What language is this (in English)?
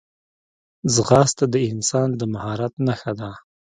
Pashto